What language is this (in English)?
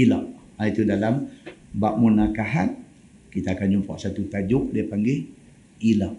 Malay